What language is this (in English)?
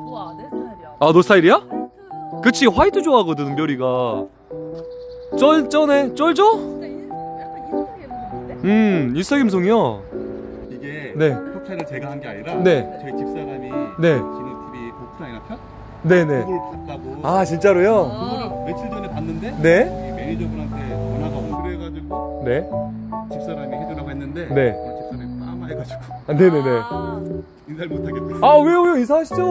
Korean